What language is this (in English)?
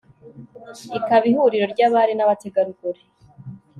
Kinyarwanda